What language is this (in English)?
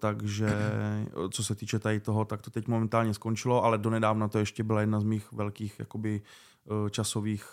Czech